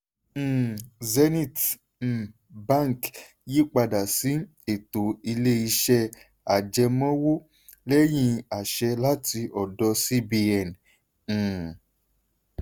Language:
Yoruba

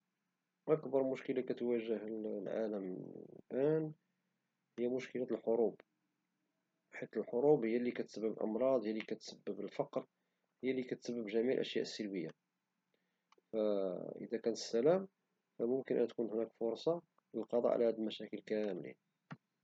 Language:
Moroccan Arabic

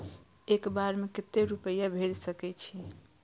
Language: Maithili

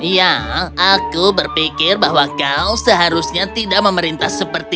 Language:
Indonesian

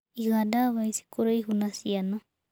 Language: Kikuyu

